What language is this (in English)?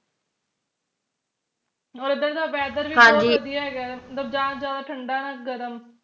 Punjabi